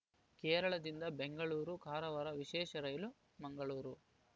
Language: Kannada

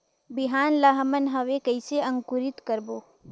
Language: Chhattisgarhi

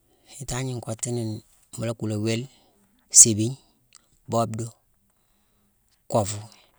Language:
Mansoanka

